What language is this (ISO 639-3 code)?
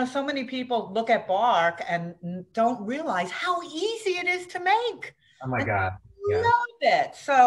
eng